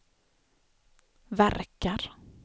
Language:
Swedish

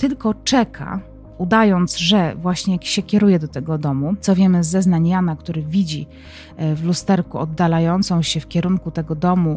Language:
Polish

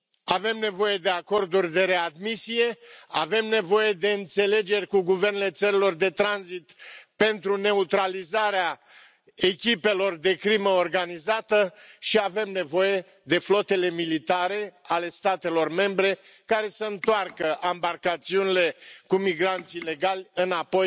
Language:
Romanian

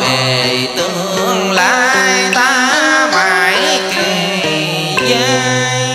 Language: Vietnamese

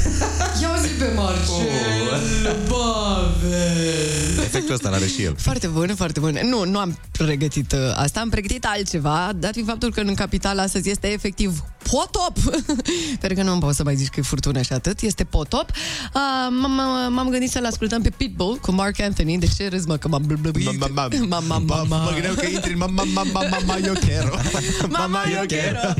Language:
Romanian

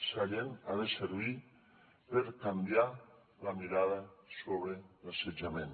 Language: Catalan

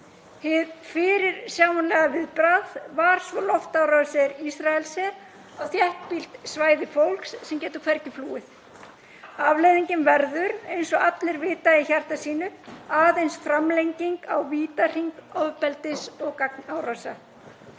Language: Icelandic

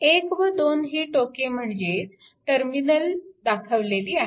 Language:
Marathi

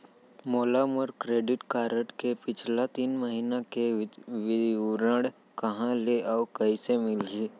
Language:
Chhattisgarhi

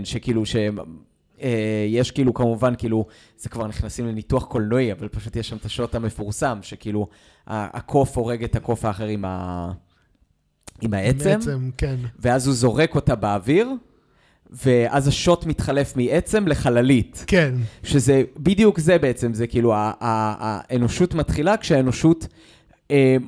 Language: Hebrew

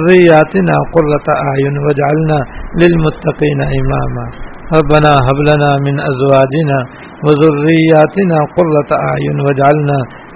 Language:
Urdu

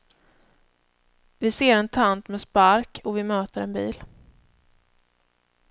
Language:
Swedish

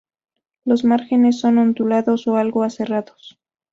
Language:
Spanish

